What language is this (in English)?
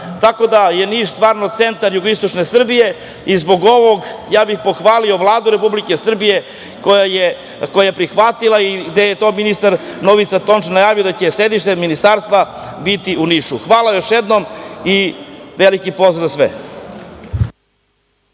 Serbian